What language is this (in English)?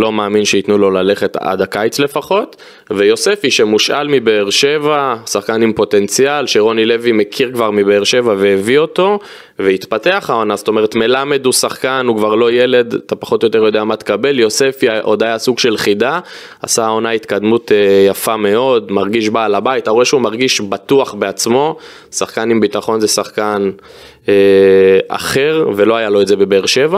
Hebrew